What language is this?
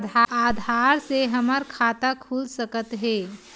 Chhattisgarhi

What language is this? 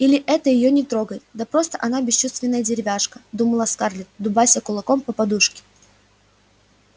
Russian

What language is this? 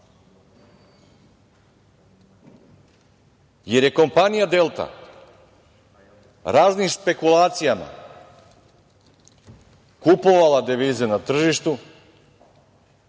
Serbian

